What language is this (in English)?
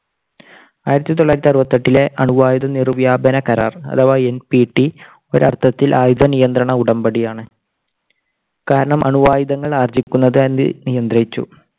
Malayalam